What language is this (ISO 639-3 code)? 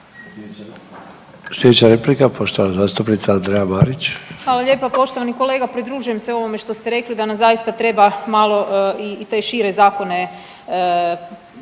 hrv